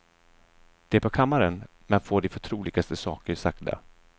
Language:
Swedish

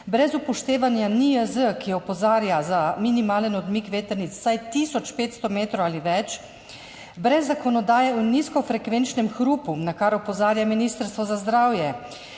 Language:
Slovenian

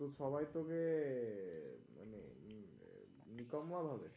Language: Bangla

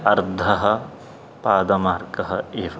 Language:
Sanskrit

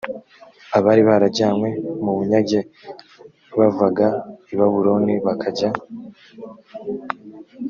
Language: Kinyarwanda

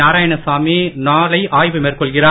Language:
Tamil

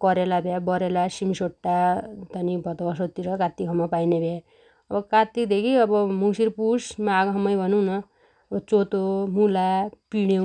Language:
Dotyali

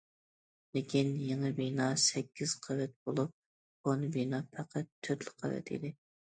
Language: Uyghur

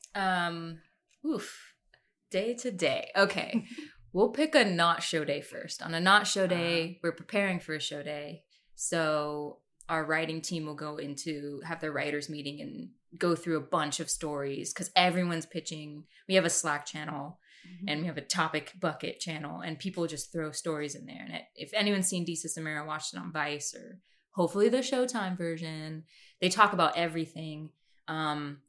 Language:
English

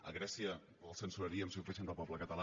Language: Catalan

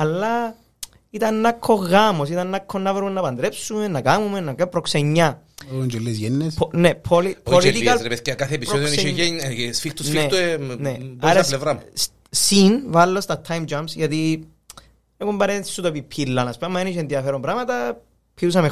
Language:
Greek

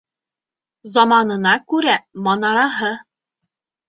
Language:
Bashkir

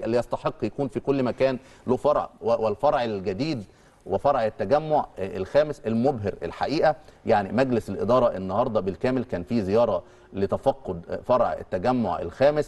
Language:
Arabic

